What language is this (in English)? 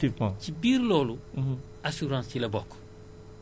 Wolof